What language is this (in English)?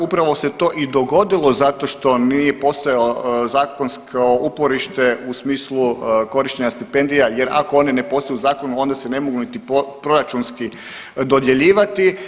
Croatian